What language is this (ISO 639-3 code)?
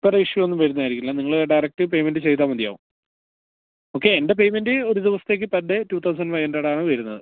mal